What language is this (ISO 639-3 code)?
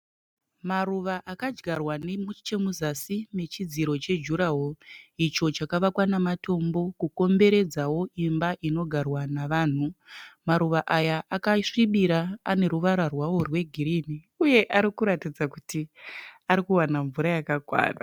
sna